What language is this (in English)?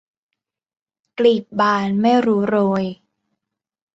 Thai